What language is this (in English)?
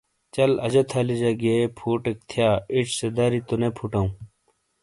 Shina